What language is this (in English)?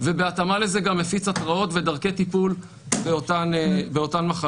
Hebrew